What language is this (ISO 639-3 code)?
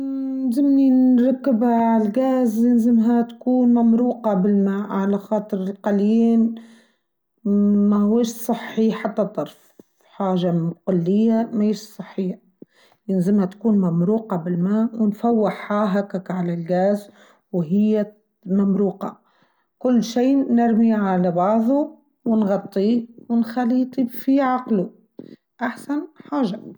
aeb